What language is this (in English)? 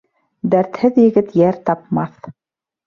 Bashkir